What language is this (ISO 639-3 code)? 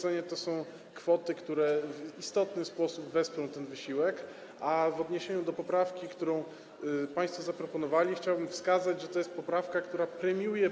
pol